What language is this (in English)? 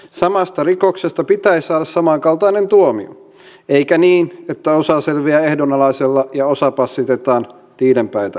Finnish